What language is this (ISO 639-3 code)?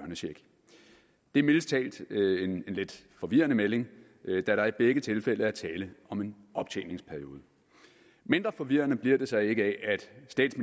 dan